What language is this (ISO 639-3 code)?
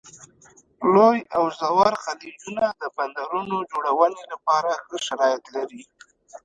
pus